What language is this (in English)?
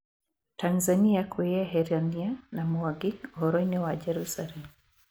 Kikuyu